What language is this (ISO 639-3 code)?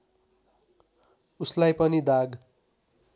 nep